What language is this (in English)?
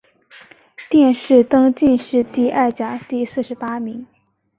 Chinese